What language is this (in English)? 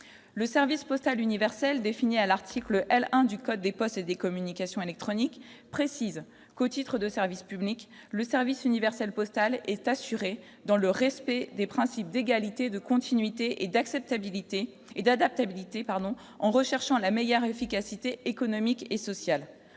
French